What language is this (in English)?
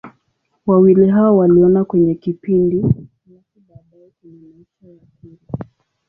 Swahili